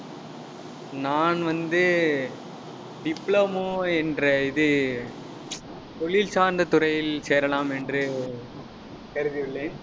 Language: Tamil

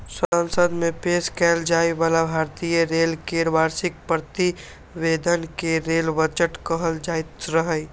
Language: Maithili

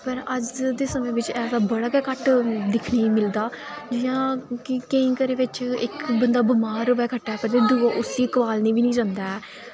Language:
Dogri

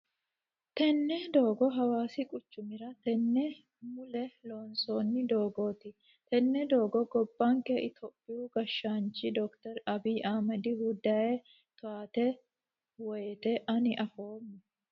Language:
Sidamo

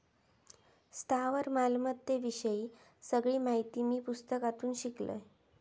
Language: Marathi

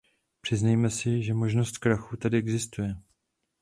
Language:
Czech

